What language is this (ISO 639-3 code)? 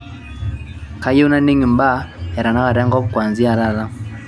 mas